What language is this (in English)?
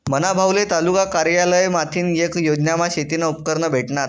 Marathi